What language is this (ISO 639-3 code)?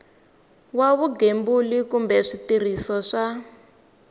tso